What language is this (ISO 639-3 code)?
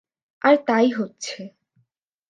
ben